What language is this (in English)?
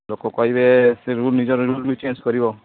Odia